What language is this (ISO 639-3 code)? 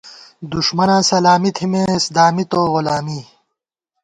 gwt